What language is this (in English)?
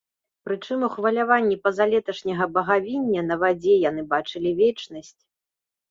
Belarusian